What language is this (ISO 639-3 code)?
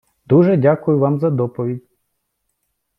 ukr